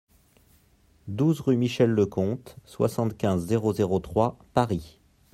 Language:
French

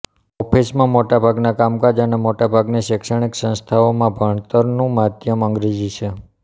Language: Gujarati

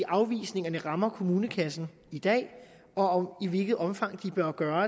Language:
Danish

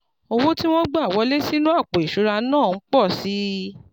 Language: Yoruba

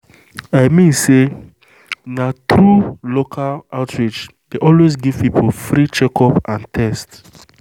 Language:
Nigerian Pidgin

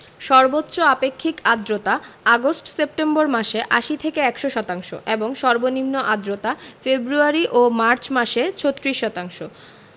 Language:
Bangla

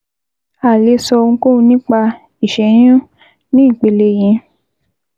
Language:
Yoruba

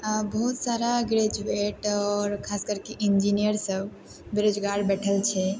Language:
Maithili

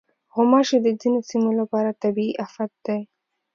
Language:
Pashto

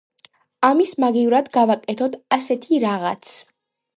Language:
Georgian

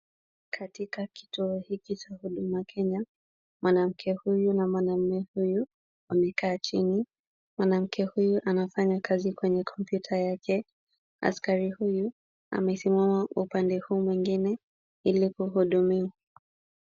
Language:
Swahili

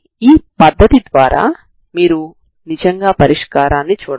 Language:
Telugu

